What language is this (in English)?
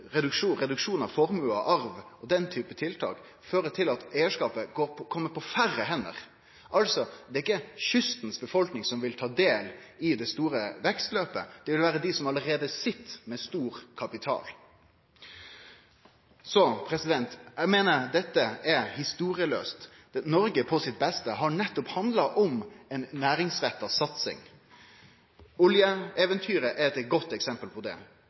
Norwegian Nynorsk